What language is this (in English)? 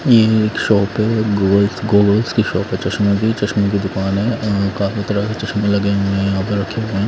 Hindi